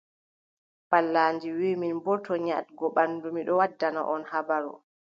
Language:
Adamawa Fulfulde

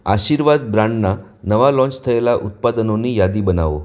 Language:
Gujarati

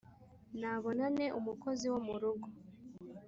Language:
Kinyarwanda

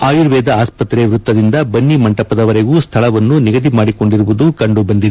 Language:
Kannada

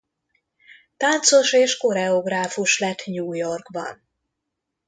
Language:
Hungarian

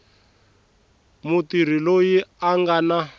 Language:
Tsonga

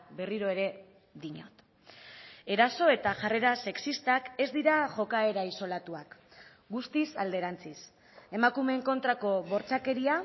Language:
Basque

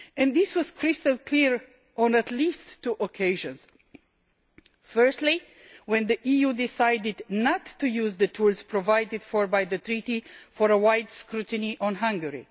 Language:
English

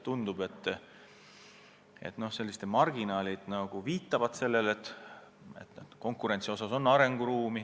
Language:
Estonian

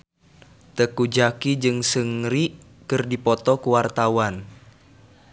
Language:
Sundanese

